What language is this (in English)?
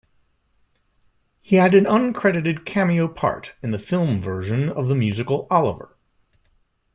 English